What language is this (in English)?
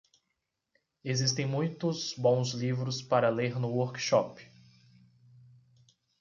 Portuguese